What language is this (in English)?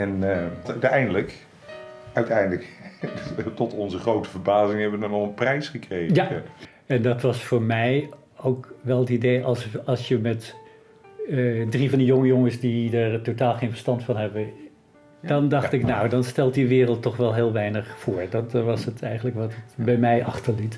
Dutch